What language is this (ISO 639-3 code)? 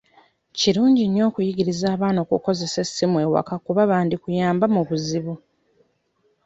lug